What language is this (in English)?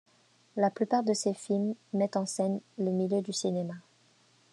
French